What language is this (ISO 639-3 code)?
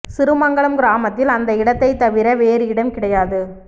tam